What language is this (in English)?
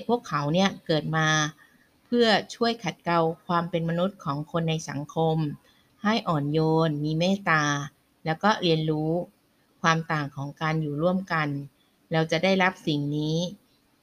Thai